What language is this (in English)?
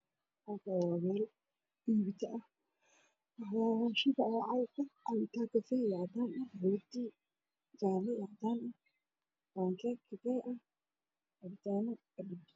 Somali